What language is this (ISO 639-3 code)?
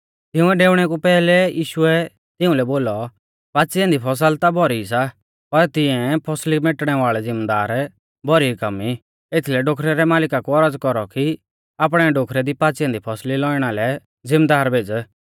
bfz